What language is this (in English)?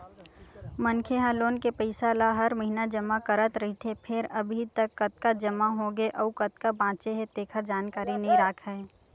Chhattisgarhi